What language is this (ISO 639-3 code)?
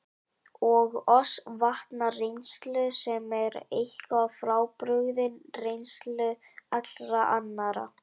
isl